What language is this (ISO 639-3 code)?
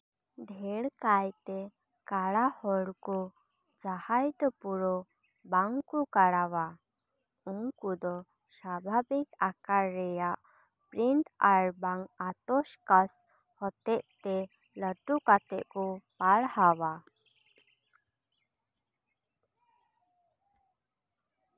sat